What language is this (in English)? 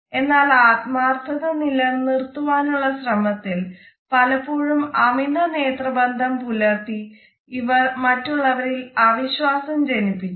Malayalam